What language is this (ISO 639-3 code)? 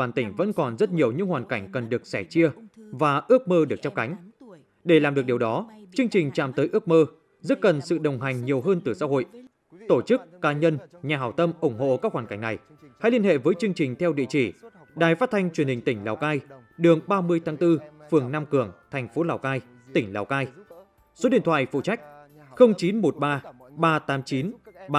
vie